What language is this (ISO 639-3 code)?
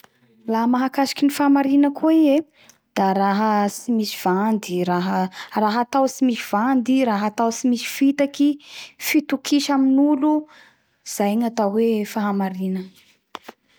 bhr